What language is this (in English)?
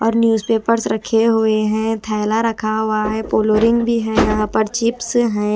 Hindi